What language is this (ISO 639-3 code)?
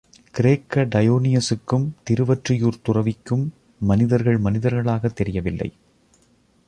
tam